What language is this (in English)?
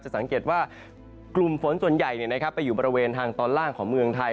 Thai